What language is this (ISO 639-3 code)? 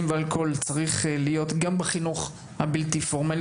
heb